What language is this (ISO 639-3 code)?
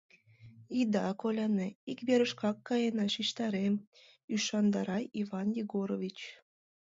chm